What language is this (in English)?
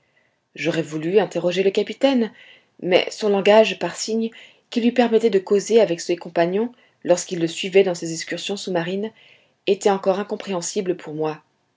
French